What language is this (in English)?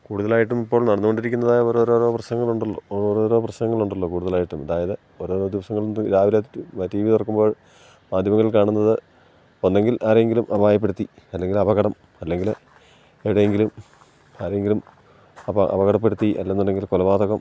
Malayalam